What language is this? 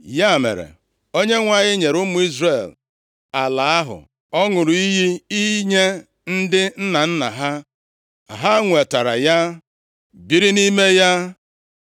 Igbo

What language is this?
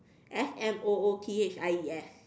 English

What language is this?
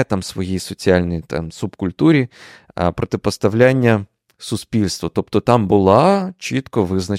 Ukrainian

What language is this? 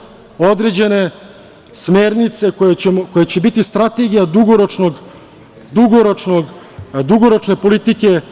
Serbian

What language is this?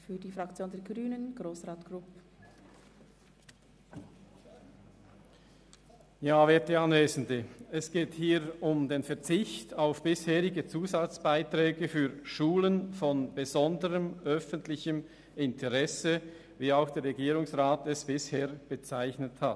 Swiss German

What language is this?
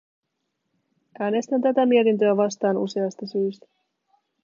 Finnish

